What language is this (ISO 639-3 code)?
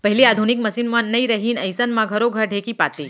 hne